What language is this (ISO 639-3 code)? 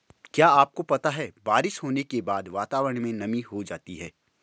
hin